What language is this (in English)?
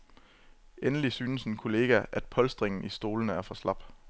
Danish